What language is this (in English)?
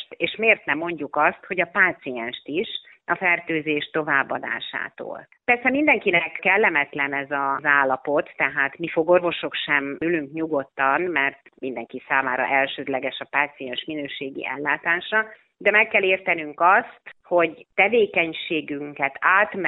Hungarian